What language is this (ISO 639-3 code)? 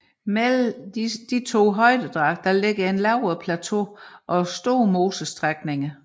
dan